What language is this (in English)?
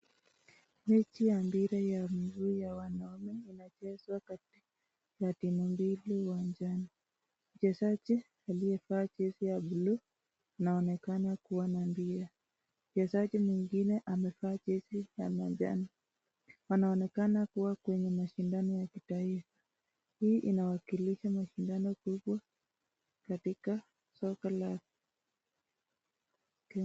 Swahili